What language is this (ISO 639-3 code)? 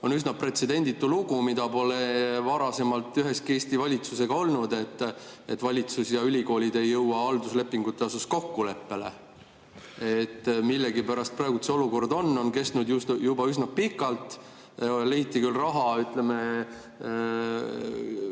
est